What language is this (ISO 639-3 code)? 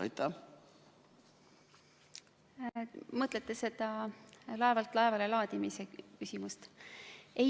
est